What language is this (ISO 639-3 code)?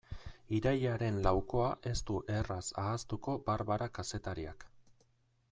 eus